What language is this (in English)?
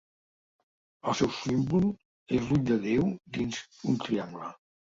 Catalan